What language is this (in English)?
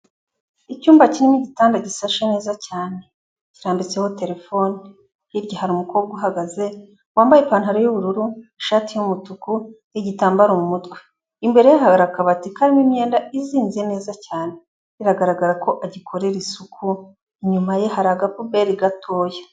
Kinyarwanda